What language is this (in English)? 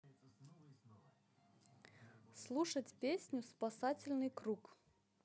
Russian